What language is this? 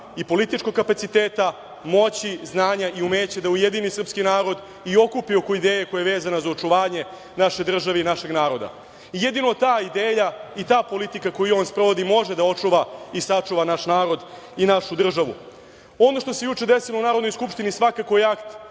Serbian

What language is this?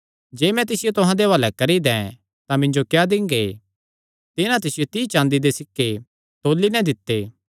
Kangri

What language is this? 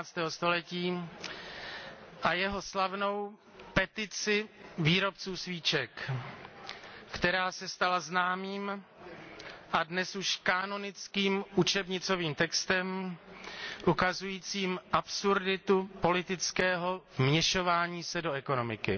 Czech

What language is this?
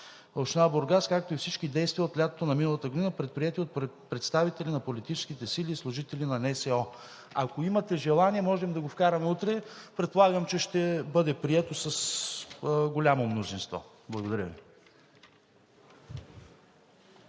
Bulgarian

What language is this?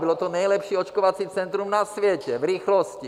Czech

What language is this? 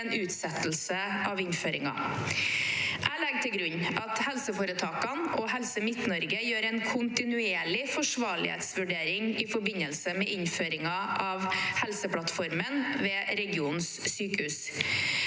Norwegian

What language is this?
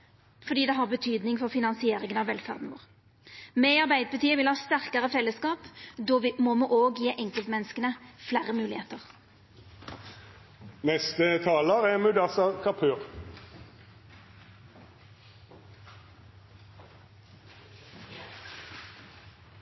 Norwegian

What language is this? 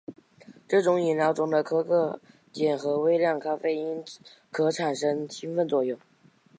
Chinese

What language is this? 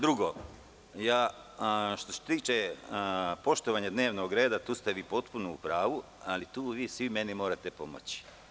Serbian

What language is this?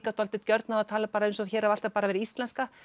Icelandic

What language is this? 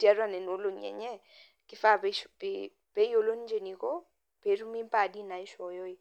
Masai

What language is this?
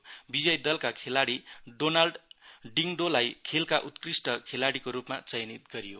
Nepali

